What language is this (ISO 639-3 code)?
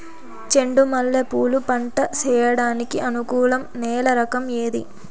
tel